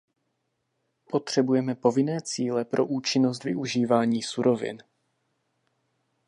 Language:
Czech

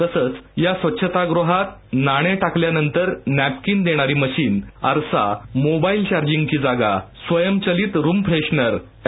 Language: Marathi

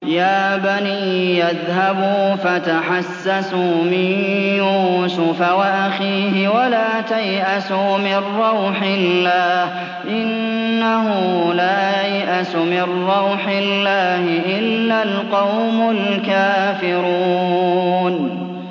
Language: Arabic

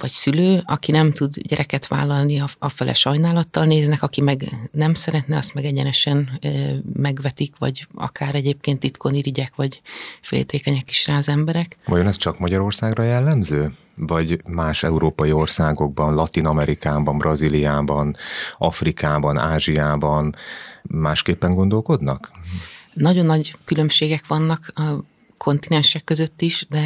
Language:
Hungarian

